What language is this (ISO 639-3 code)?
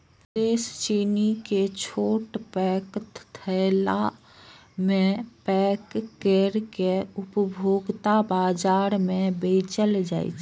mai